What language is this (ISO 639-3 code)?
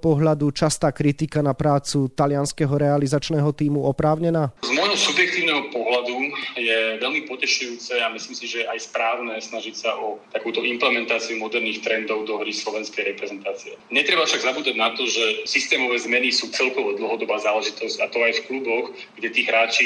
slk